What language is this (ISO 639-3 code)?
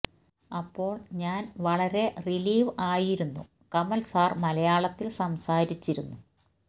mal